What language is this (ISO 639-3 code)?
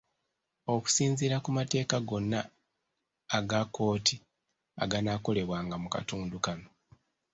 lug